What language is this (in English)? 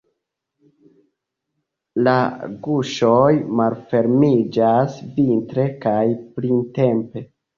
Esperanto